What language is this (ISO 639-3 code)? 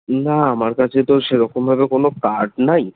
ben